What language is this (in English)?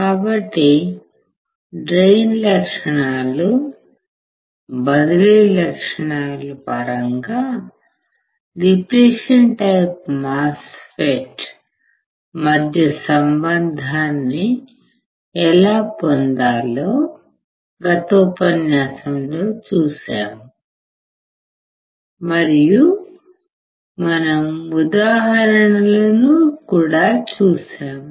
Telugu